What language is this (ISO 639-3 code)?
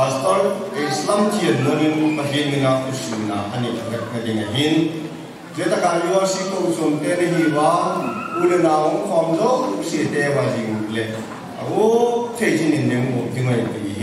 ara